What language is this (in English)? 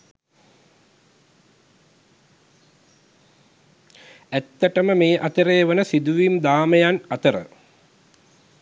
Sinhala